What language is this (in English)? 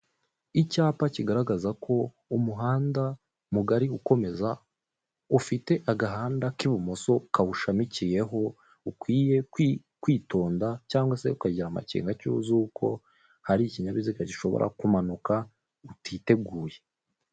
Kinyarwanda